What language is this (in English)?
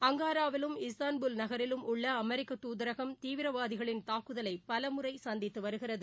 Tamil